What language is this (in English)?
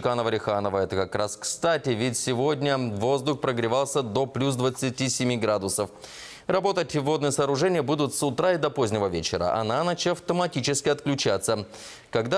Russian